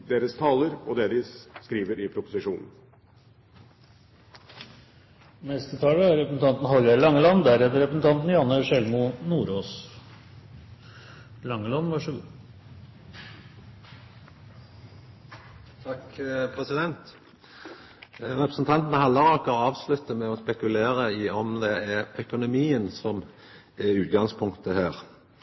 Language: Norwegian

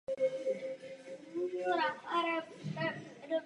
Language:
Czech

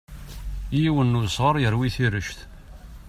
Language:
Kabyle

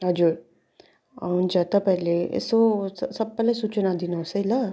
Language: Nepali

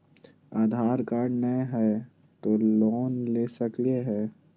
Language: Magahi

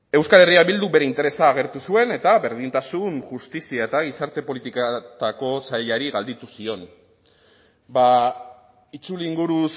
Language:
Basque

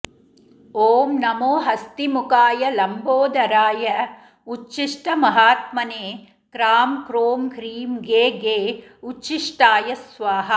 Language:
Sanskrit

